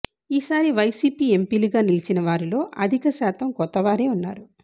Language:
Telugu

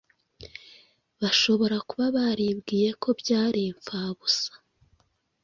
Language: Kinyarwanda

